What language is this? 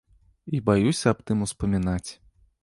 Belarusian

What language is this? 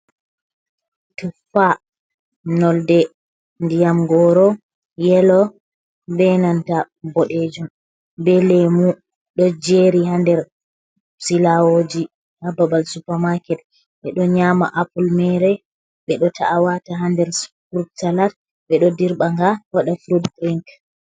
Fula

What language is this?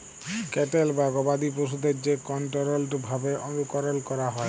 Bangla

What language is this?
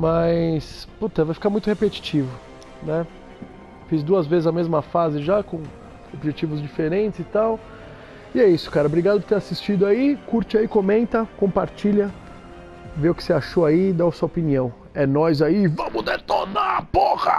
Portuguese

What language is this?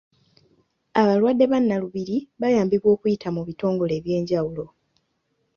Ganda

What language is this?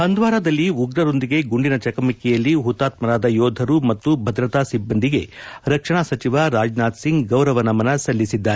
Kannada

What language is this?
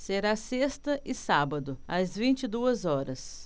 Portuguese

